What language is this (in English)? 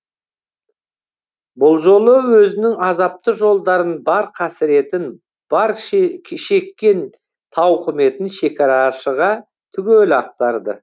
Kazakh